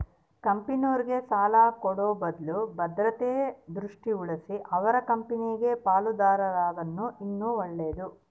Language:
Kannada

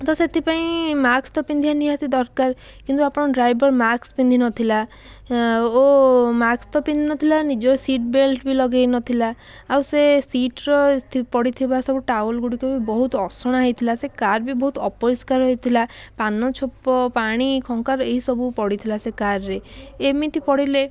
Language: Odia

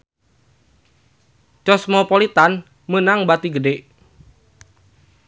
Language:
Sundanese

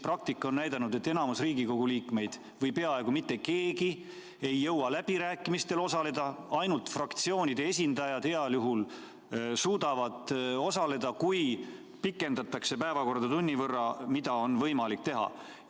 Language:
Estonian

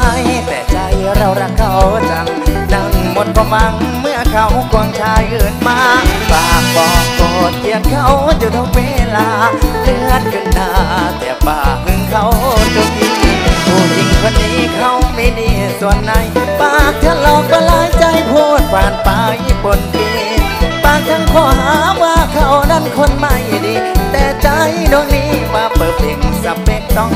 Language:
Thai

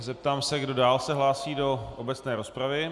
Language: Czech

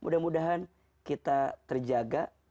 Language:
Indonesian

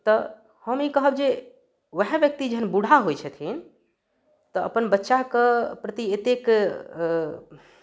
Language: Maithili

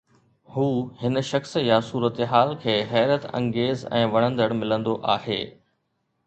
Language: Sindhi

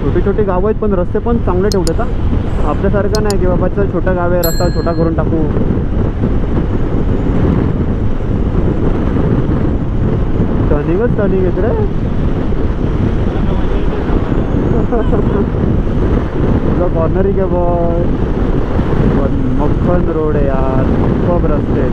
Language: Hindi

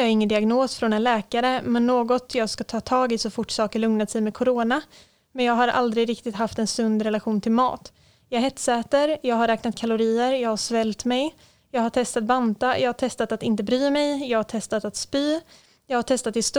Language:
Swedish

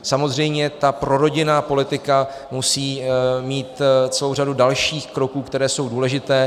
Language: Czech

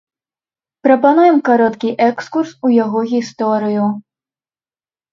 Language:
Belarusian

